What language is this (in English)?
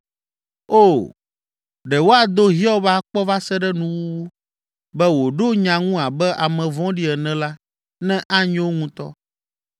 Ewe